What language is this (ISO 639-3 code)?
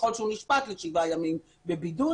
heb